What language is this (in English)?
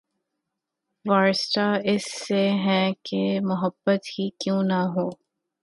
Urdu